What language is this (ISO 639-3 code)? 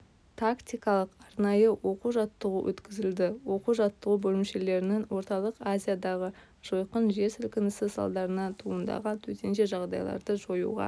kaz